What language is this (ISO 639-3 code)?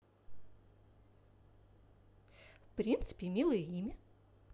rus